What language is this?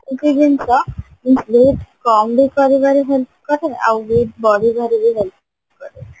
Odia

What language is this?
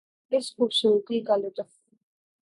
Urdu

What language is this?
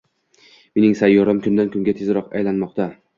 Uzbek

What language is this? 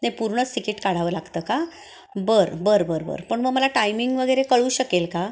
Marathi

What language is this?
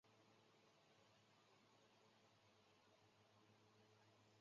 Chinese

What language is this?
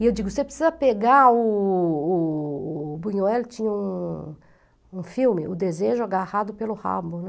Portuguese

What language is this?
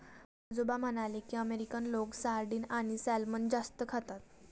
Marathi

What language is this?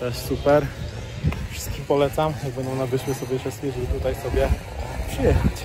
Polish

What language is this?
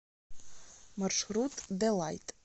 Russian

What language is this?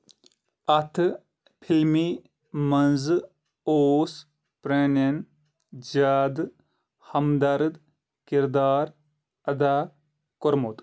Kashmiri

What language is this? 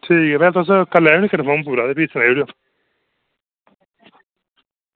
Dogri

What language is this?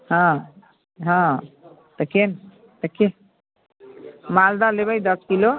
Maithili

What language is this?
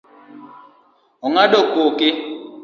Luo (Kenya and Tanzania)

